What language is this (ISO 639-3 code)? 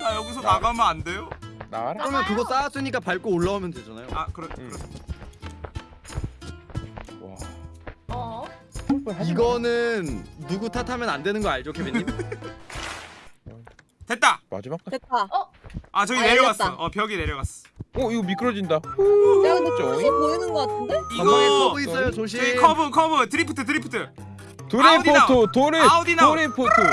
kor